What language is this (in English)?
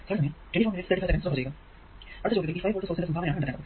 Malayalam